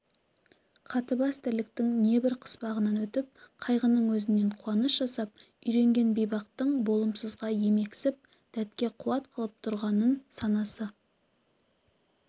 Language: Kazakh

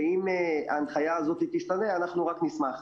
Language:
Hebrew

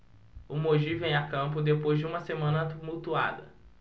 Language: Portuguese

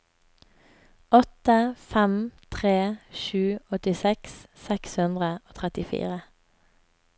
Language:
Norwegian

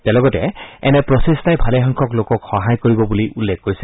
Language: Assamese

